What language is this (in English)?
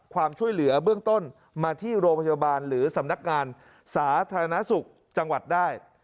Thai